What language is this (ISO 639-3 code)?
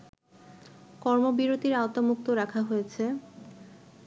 ben